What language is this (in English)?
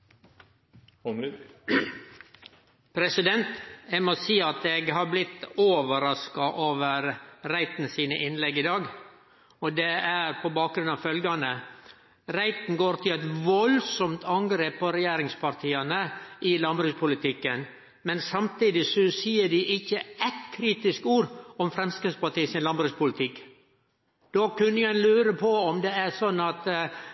Norwegian